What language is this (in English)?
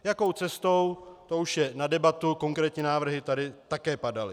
Czech